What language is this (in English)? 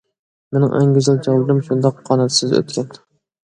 Uyghur